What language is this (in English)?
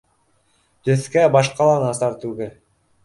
Bashkir